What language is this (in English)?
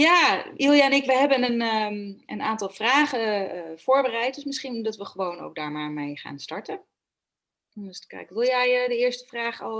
Dutch